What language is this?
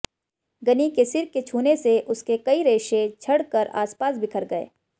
Hindi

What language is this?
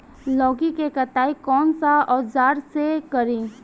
Bhojpuri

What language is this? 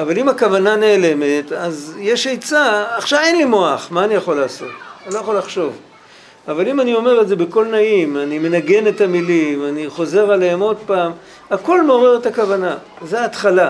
Hebrew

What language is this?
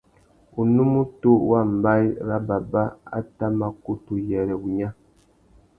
Tuki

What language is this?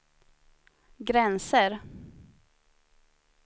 Swedish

